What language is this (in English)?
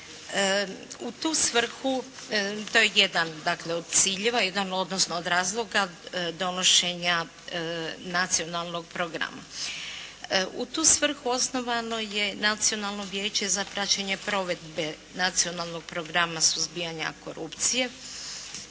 Croatian